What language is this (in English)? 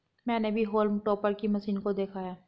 Hindi